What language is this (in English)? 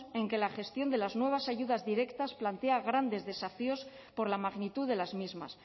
Spanish